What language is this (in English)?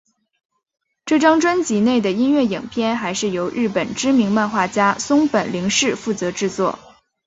Chinese